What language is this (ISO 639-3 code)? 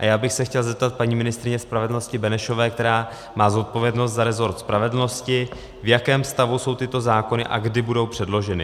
ces